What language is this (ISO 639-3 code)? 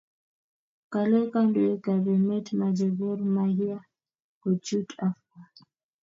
kln